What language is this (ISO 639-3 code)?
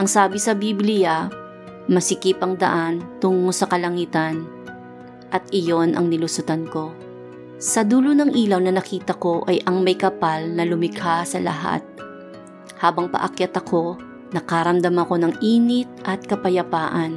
fil